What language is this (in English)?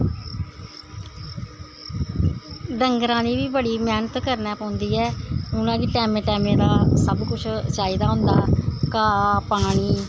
Dogri